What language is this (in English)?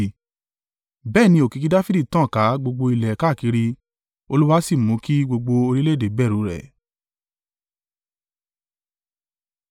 Yoruba